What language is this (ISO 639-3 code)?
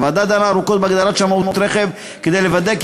heb